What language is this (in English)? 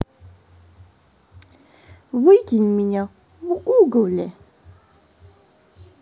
Russian